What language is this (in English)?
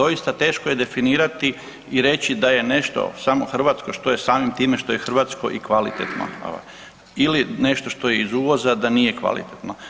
Croatian